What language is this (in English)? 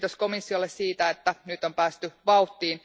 Finnish